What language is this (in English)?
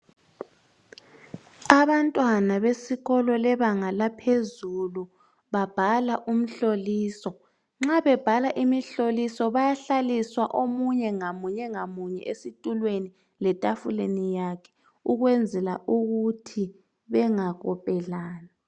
North Ndebele